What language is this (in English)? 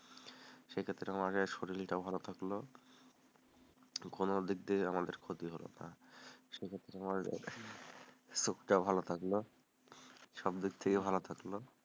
Bangla